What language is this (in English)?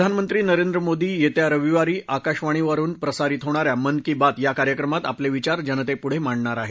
Marathi